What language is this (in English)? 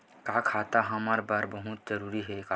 Chhattisgarhi